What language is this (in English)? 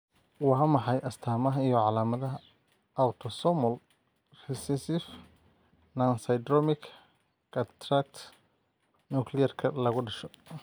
Somali